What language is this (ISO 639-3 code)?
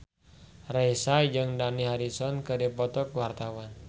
sun